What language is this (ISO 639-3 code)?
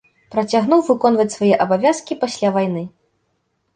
bel